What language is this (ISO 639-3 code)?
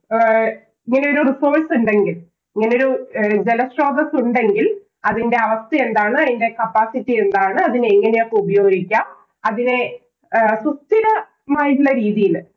mal